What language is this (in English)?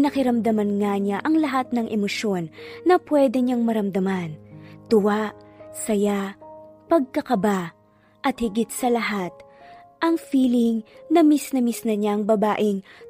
Filipino